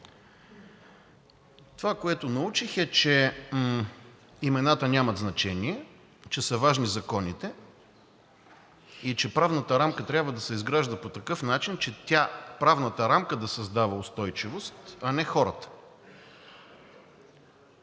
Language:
Bulgarian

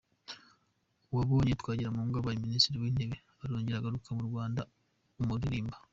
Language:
Kinyarwanda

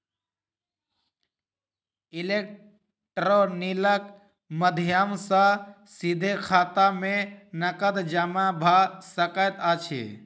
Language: Maithili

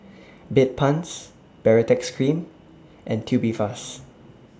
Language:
English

